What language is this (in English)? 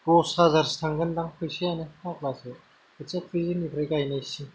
Bodo